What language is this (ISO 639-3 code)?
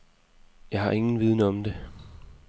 dan